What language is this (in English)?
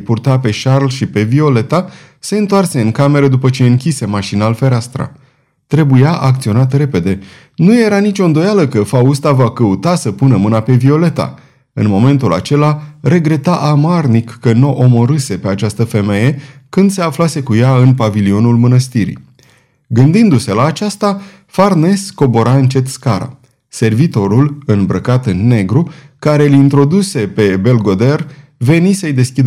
Romanian